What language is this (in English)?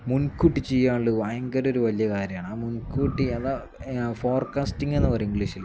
Malayalam